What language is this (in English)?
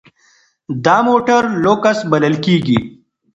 Pashto